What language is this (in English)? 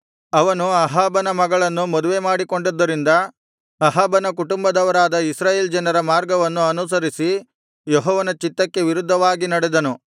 Kannada